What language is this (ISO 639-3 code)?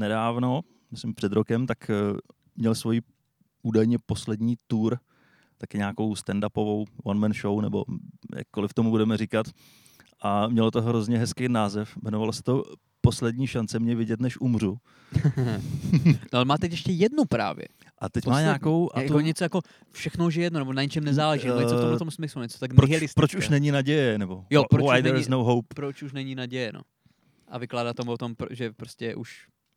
ces